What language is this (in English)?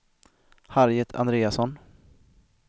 Swedish